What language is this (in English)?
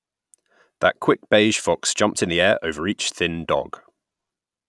English